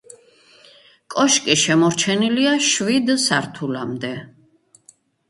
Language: Georgian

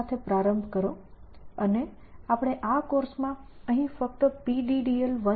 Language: Gujarati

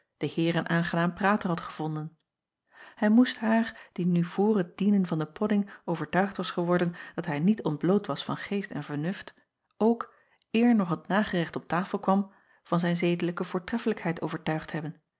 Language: Dutch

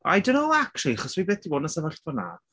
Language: Welsh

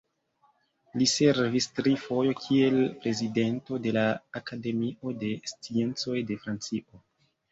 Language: Esperanto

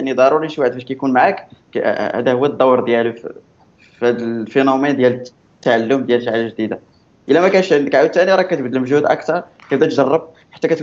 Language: Arabic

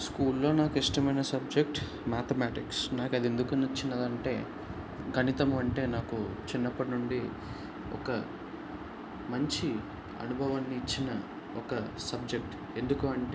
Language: Telugu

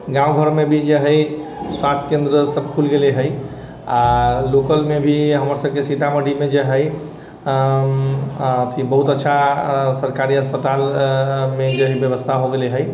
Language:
Maithili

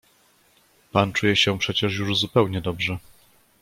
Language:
Polish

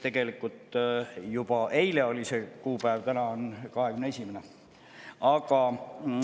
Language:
Estonian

